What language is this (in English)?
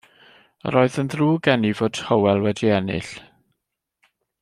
Welsh